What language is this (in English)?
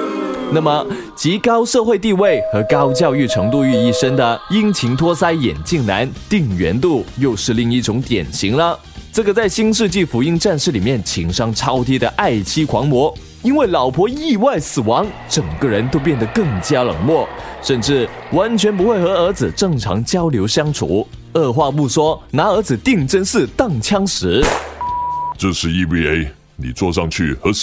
Chinese